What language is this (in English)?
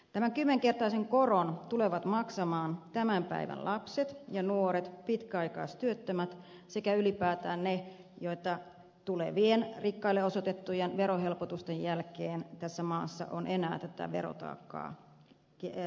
Finnish